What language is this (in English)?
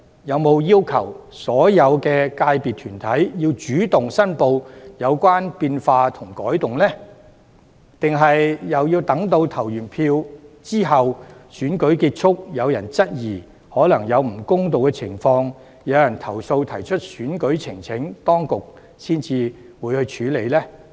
Cantonese